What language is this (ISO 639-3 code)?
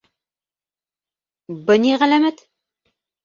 bak